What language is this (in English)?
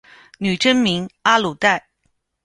Chinese